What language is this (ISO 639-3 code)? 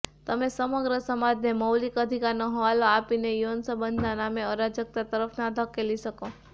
guj